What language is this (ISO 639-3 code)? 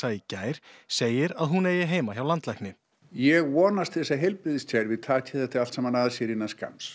isl